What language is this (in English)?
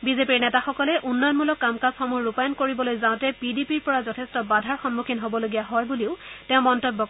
Assamese